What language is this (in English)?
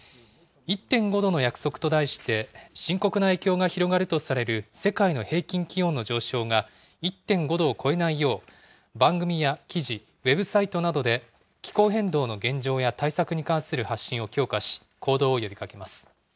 Japanese